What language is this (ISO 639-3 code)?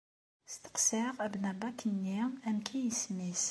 kab